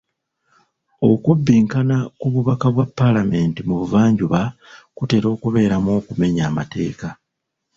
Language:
Ganda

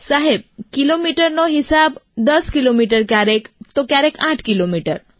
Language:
Gujarati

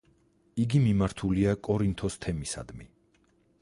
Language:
Georgian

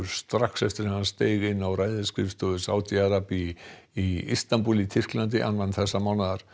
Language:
Icelandic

